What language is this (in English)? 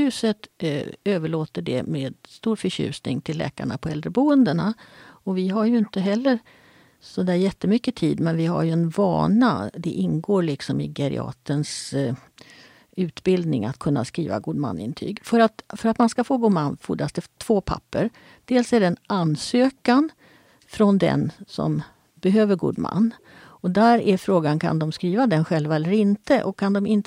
Swedish